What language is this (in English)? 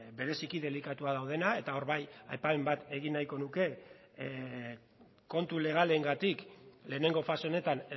Basque